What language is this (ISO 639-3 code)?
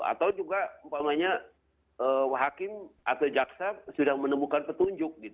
ind